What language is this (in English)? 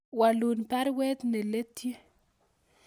Kalenjin